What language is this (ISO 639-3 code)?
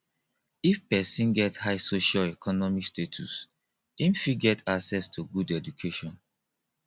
pcm